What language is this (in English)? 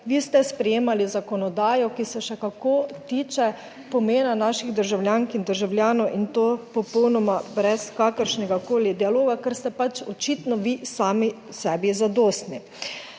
Slovenian